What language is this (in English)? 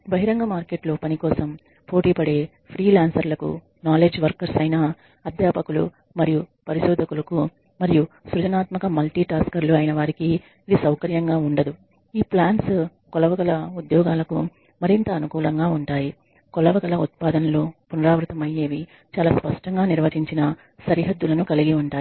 Telugu